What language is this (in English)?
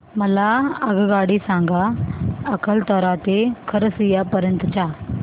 Marathi